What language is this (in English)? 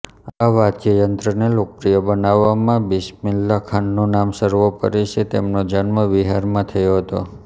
Gujarati